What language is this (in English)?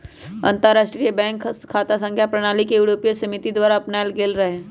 Magahi